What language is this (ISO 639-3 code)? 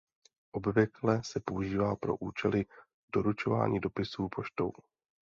ces